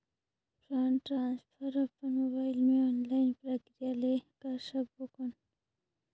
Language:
Chhattisgarhi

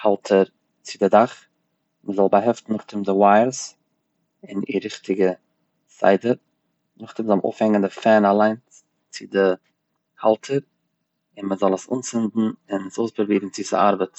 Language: Yiddish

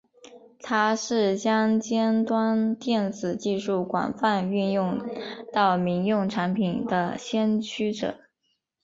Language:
Chinese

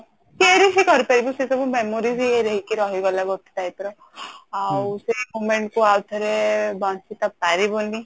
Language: Odia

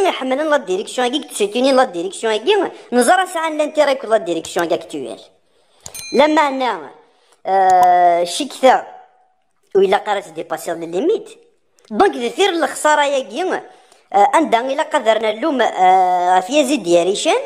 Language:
Arabic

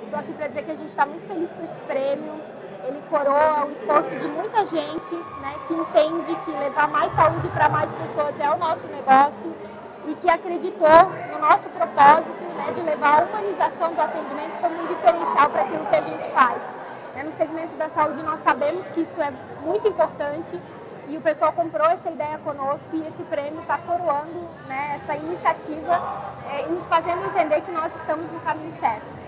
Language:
Portuguese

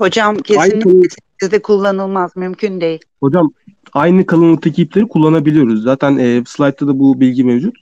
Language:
Turkish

